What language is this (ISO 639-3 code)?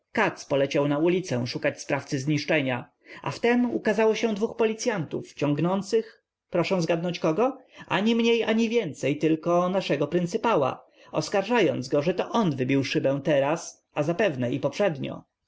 pol